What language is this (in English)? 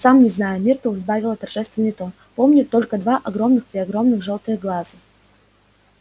Russian